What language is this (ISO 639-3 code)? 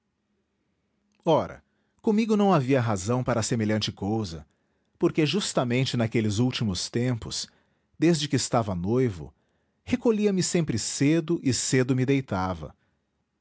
por